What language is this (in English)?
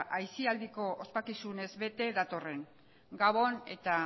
Basque